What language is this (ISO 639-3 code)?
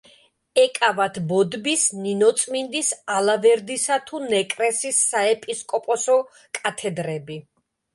kat